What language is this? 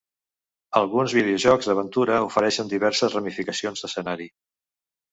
Catalan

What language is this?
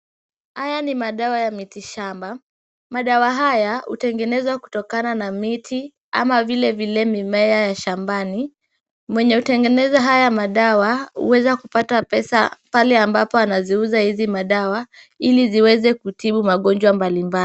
Swahili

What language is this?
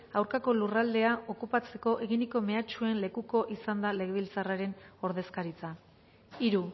Basque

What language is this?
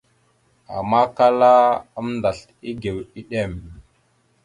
Mada (Cameroon)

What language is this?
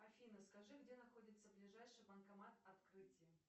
Russian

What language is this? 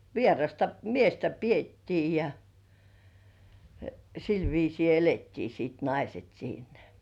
Finnish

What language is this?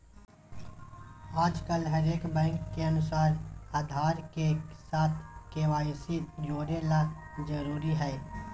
Magahi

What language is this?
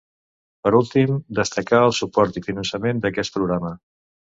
Catalan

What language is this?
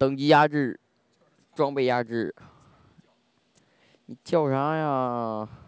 Chinese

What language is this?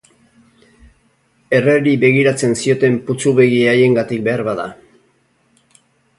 Basque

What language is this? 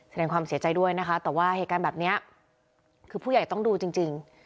Thai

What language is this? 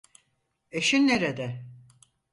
Turkish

